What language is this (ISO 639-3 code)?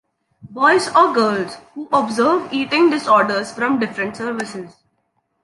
eng